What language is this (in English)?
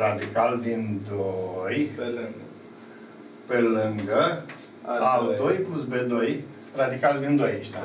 Romanian